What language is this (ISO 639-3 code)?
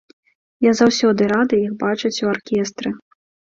bel